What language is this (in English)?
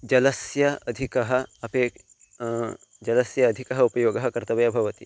Sanskrit